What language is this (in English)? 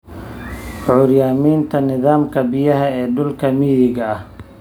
Somali